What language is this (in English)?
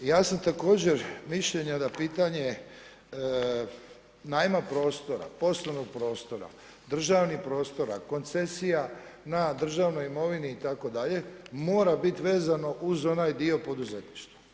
Croatian